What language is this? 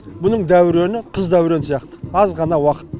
Kazakh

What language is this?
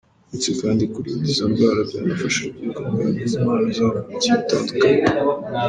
Kinyarwanda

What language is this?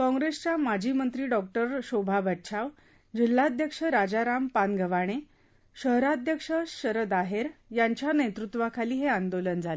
Marathi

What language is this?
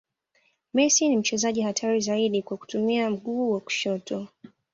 Swahili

